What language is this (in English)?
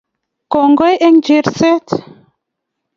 Kalenjin